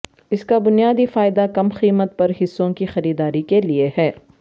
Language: Urdu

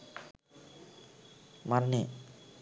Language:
Sinhala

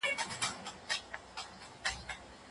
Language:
Pashto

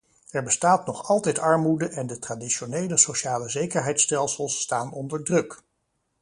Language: Dutch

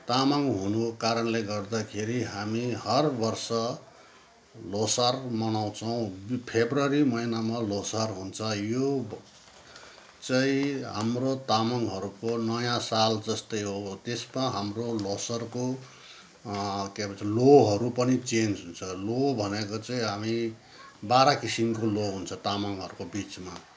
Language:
Nepali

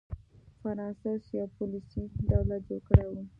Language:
Pashto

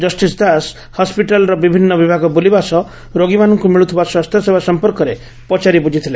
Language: Odia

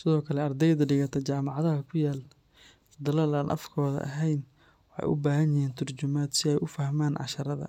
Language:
Somali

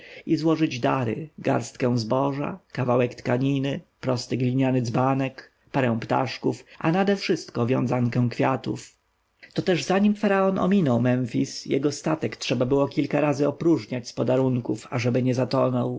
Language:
Polish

